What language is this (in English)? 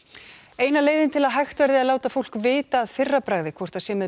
Icelandic